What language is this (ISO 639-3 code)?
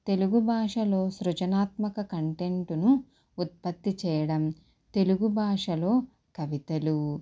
tel